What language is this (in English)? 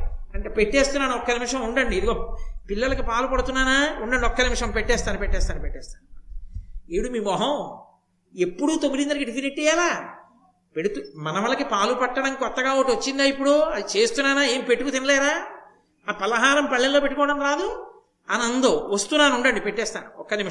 Telugu